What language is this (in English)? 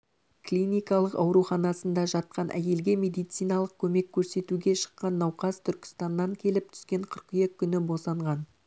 Kazakh